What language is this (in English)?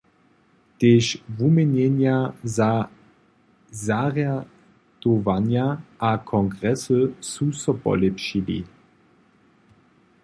Upper Sorbian